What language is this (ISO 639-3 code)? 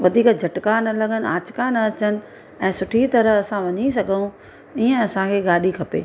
snd